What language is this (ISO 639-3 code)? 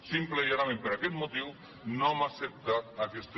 cat